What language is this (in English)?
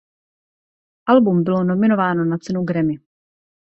Czech